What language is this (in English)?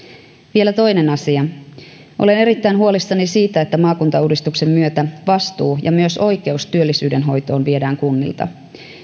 Finnish